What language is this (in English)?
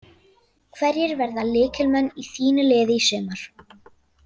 Icelandic